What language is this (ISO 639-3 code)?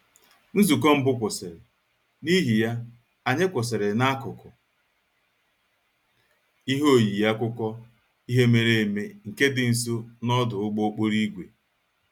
ibo